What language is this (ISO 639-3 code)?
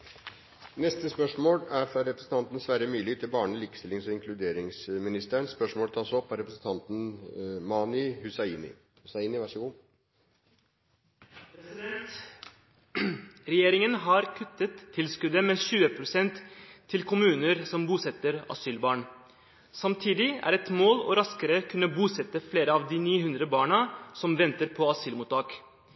nor